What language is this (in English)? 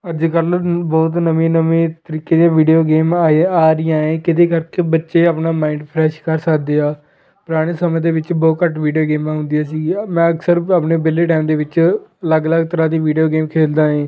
Punjabi